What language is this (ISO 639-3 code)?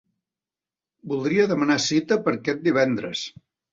cat